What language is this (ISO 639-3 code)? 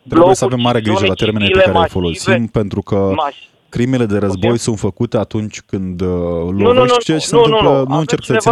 ron